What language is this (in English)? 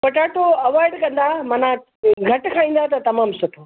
Sindhi